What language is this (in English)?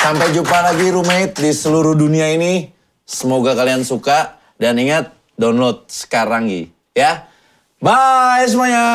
Indonesian